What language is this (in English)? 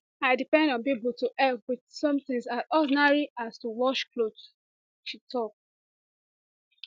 Nigerian Pidgin